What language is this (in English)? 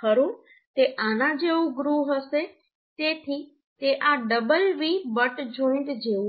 Gujarati